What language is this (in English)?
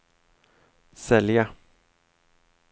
Swedish